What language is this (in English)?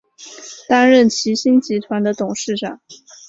Chinese